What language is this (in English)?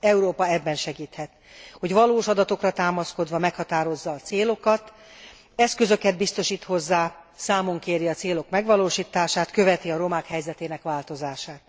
Hungarian